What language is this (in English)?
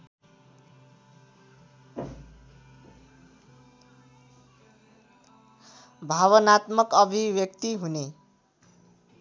Nepali